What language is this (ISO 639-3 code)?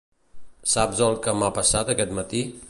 cat